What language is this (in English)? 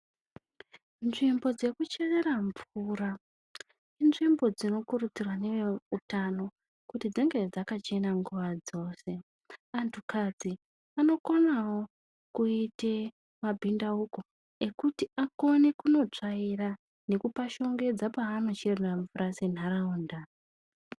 Ndau